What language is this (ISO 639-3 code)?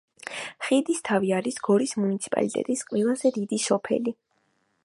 kat